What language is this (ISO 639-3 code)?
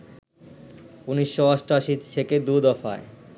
ben